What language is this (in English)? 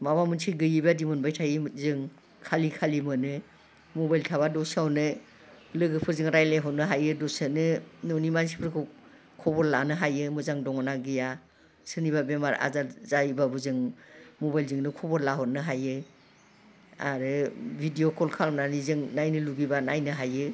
Bodo